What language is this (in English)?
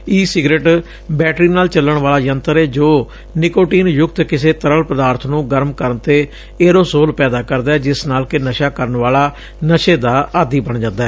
Punjabi